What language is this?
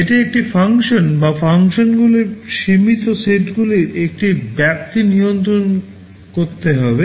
Bangla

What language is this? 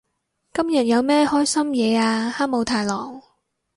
Cantonese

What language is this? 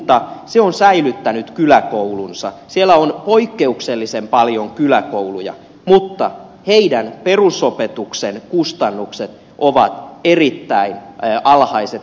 Finnish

